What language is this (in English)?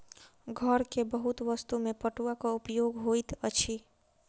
Maithili